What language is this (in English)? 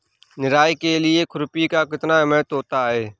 Hindi